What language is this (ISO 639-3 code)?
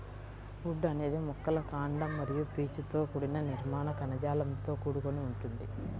tel